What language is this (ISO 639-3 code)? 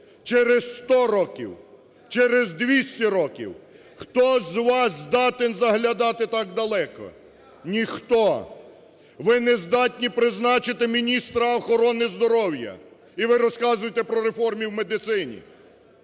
ukr